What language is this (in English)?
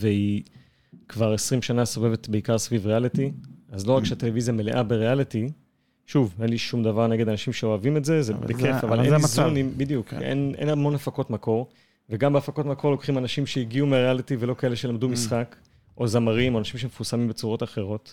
Hebrew